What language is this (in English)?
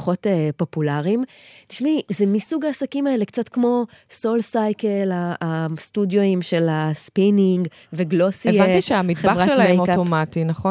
Hebrew